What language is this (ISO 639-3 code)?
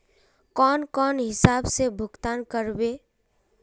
mag